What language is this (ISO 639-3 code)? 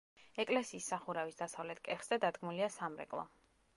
kat